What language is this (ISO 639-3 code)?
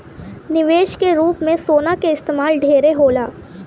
bho